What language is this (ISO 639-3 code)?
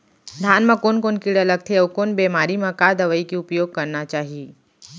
hne